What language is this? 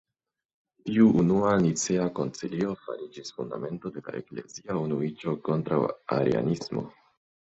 Esperanto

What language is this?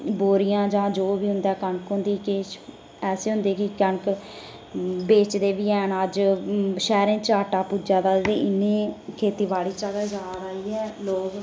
Dogri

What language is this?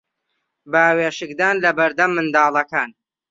Central Kurdish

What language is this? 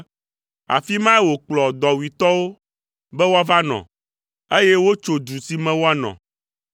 Ewe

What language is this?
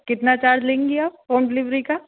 Urdu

